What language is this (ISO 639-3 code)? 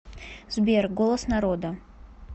rus